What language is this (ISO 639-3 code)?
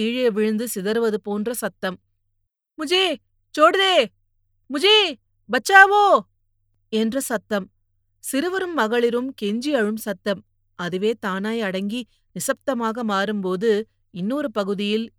tam